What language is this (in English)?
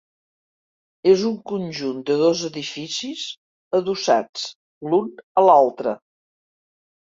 Catalan